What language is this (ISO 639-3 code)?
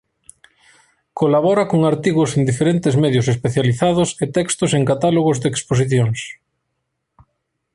glg